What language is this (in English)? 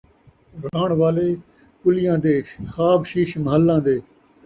Saraiki